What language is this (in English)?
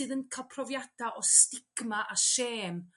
Welsh